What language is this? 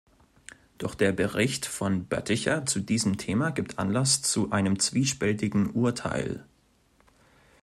German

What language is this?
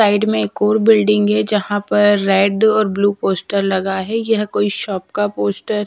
Hindi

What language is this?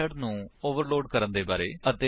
Punjabi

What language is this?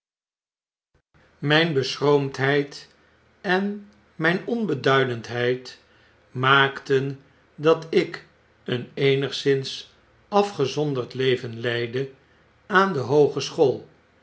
Dutch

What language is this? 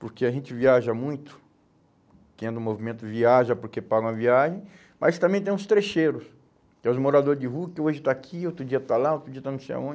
Portuguese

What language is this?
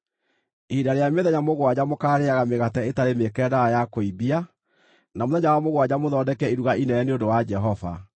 Kikuyu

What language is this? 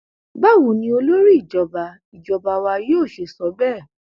Yoruba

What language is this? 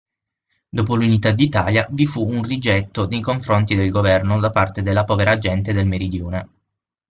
Italian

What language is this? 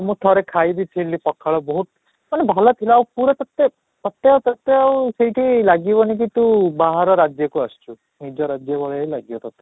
Odia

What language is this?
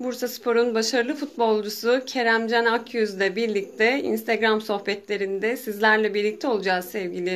Turkish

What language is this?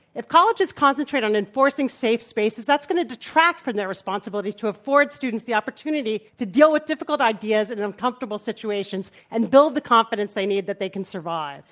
English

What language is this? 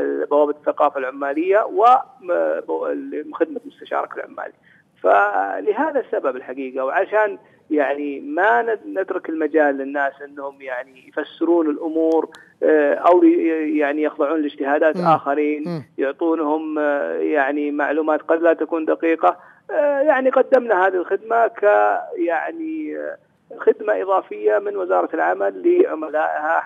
Arabic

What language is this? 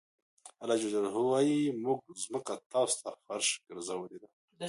Pashto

